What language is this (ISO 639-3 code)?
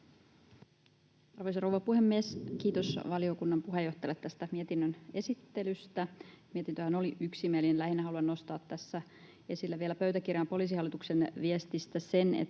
fin